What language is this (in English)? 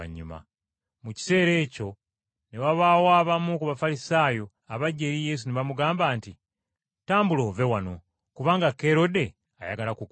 Ganda